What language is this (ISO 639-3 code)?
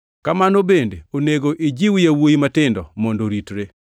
luo